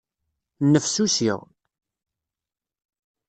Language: Kabyle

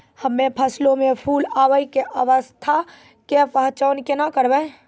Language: Maithili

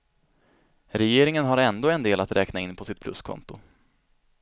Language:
Swedish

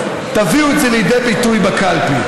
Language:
Hebrew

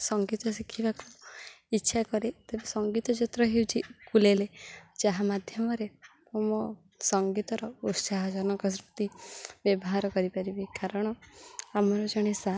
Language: Odia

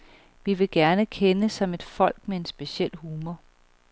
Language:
Danish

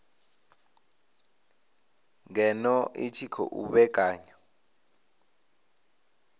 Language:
Venda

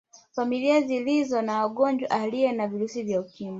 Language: Swahili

